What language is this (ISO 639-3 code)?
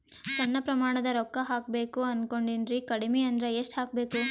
kan